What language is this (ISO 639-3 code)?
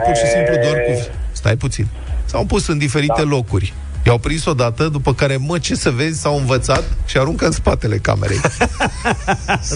ron